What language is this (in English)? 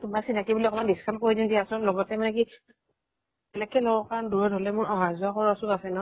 Assamese